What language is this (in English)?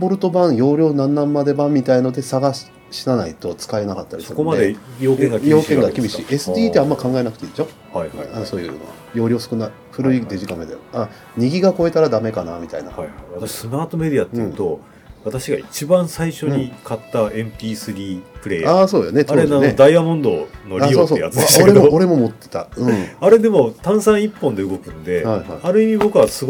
Japanese